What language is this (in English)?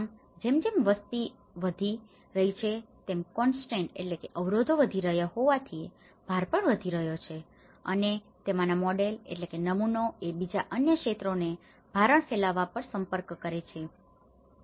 Gujarati